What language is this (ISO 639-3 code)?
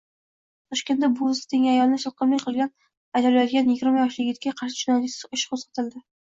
uzb